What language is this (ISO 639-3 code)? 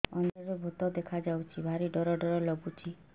ori